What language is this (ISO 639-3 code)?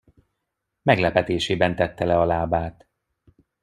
hun